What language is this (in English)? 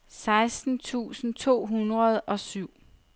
Danish